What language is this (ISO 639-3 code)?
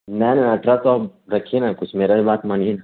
urd